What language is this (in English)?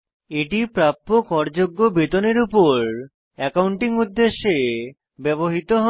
Bangla